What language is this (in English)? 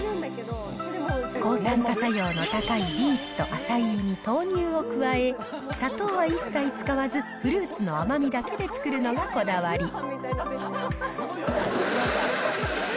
Japanese